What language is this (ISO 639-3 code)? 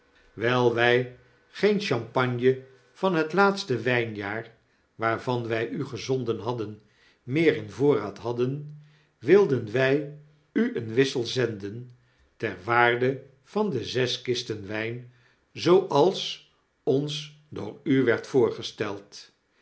nld